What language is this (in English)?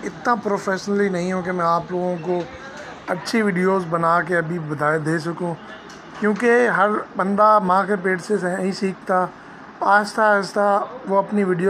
Urdu